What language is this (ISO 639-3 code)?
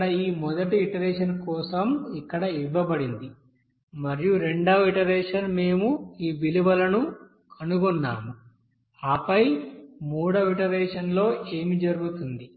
tel